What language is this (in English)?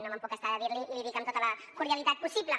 Catalan